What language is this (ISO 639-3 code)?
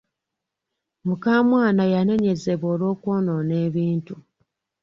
lug